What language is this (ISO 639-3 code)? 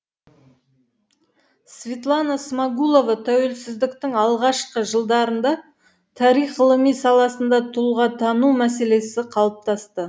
kaz